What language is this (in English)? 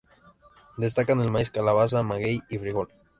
Spanish